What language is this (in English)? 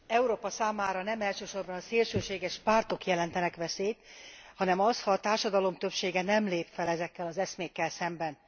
Hungarian